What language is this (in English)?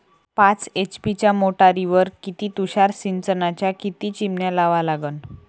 Marathi